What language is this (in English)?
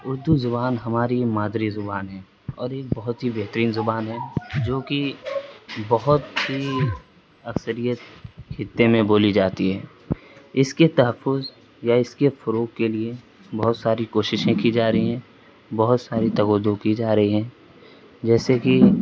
Urdu